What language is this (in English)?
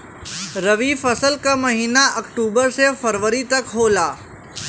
Bhojpuri